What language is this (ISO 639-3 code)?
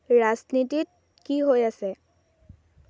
asm